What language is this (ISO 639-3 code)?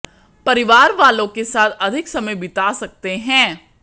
hin